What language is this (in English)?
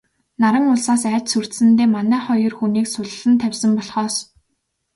Mongolian